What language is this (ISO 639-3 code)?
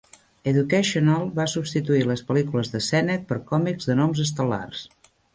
cat